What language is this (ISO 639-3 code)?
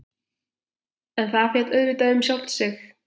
isl